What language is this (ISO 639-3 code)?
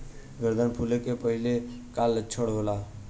bho